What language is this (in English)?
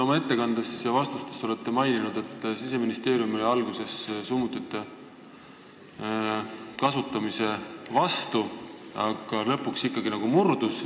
Estonian